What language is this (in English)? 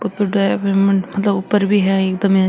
Marwari